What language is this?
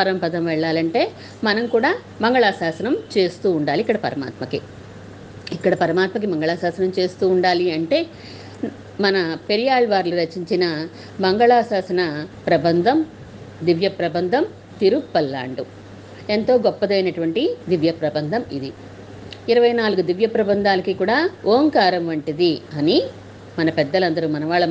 Telugu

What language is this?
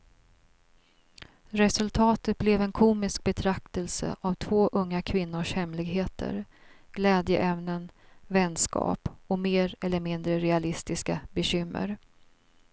Swedish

